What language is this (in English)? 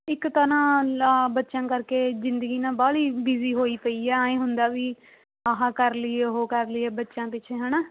Punjabi